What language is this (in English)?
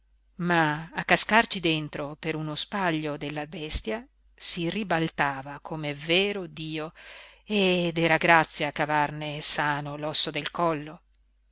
Italian